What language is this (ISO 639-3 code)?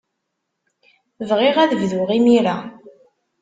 kab